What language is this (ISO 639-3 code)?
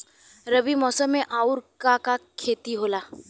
bho